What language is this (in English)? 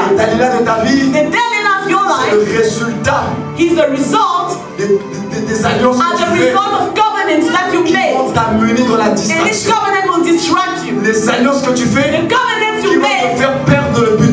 French